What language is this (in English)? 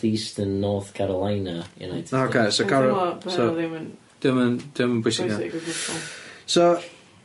Welsh